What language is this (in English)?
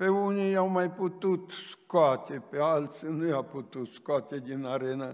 Romanian